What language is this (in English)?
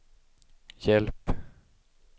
Swedish